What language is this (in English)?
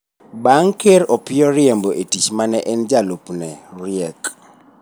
Luo (Kenya and Tanzania)